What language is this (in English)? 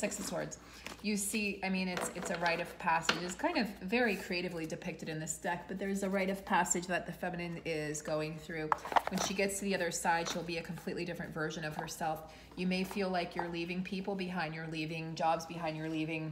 English